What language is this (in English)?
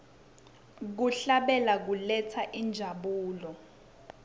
Swati